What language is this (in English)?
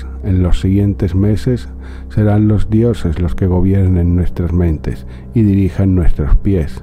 Spanish